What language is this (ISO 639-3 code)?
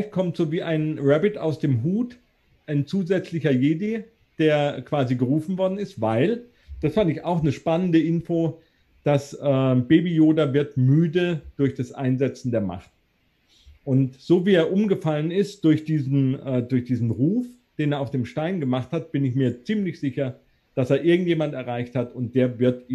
deu